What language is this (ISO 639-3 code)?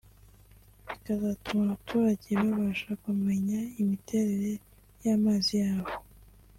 kin